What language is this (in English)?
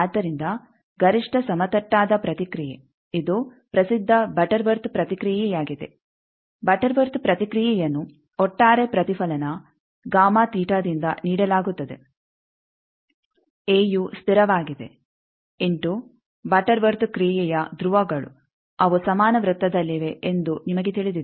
Kannada